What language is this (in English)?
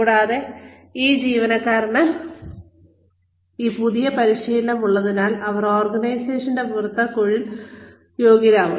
Malayalam